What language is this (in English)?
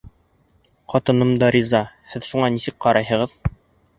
Bashkir